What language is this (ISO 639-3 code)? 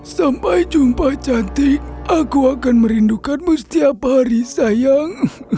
ind